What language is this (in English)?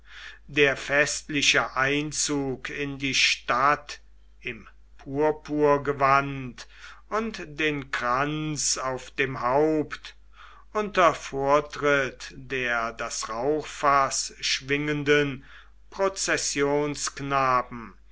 German